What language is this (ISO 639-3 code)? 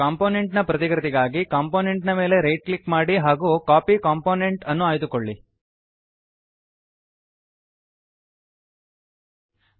kan